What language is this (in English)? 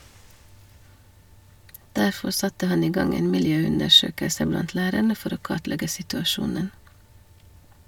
Norwegian